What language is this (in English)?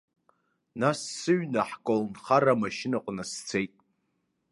Abkhazian